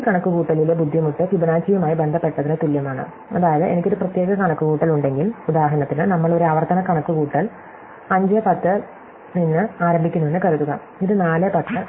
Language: Malayalam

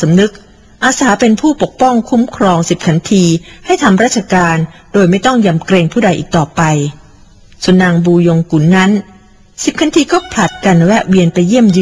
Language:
Thai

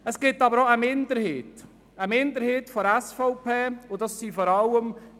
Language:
Swiss German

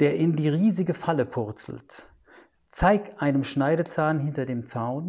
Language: German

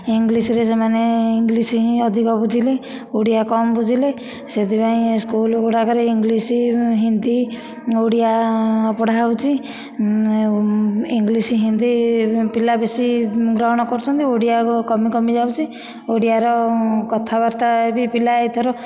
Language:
Odia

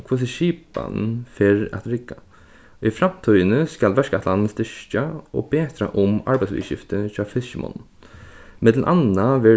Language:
Faroese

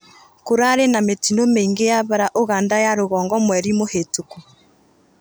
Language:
Kikuyu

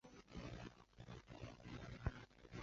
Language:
Chinese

